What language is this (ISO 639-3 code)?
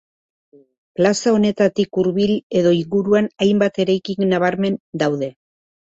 eus